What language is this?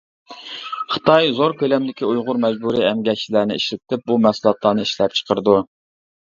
Uyghur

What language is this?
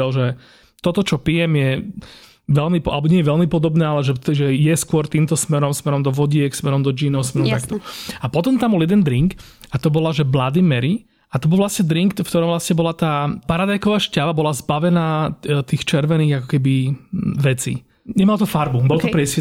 Slovak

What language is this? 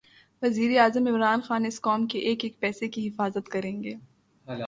Urdu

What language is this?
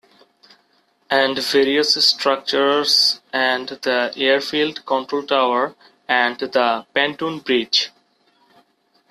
English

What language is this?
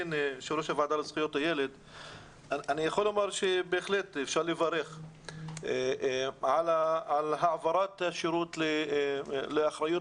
Hebrew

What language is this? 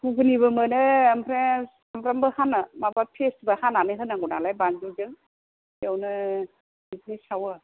Bodo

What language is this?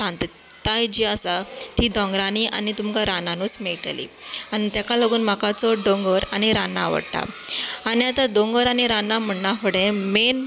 Konkani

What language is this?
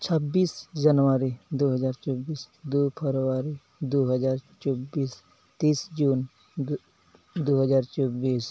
Santali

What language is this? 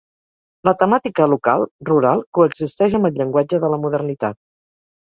Catalan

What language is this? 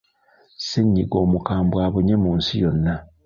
Ganda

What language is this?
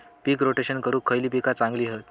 Marathi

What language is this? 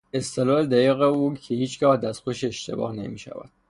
Persian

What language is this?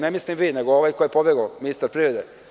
Serbian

